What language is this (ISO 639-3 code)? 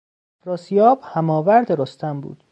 fas